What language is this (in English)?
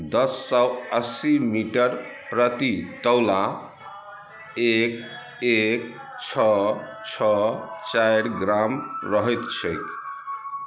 Maithili